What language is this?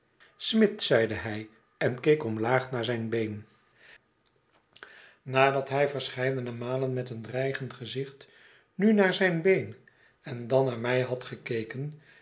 Dutch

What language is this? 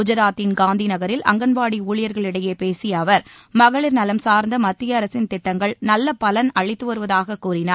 Tamil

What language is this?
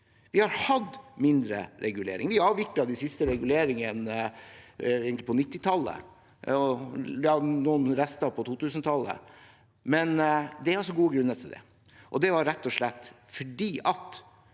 Norwegian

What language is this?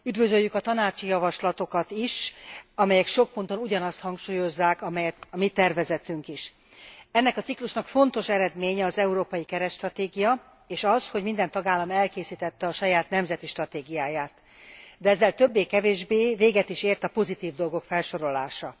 Hungarian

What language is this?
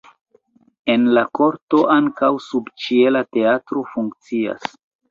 Esperanto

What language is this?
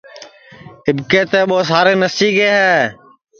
Sansi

